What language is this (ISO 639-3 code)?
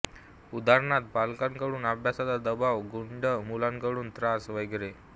mar